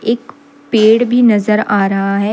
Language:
Hindi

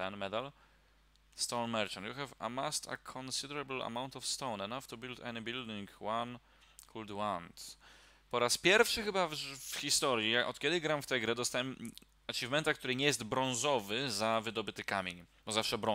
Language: Polish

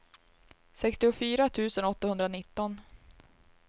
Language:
Swedish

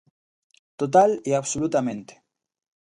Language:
Galician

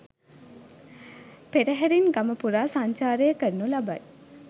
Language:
Sinhala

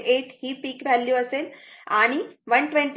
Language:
Marathi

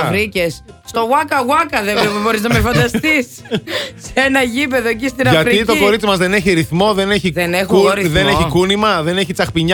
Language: Greek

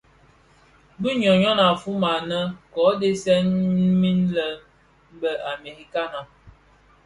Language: Bafia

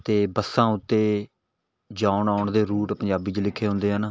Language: Punjabi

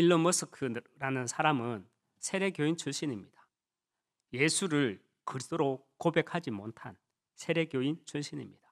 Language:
Korean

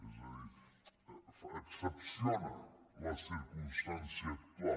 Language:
Catalan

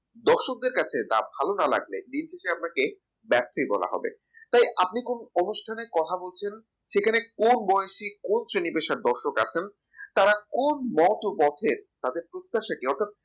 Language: Bangla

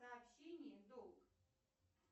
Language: Russian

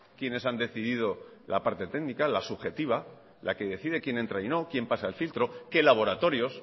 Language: Spanish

